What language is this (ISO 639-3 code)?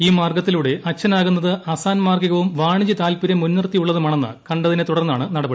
mal